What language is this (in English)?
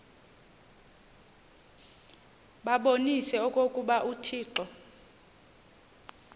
Xhosa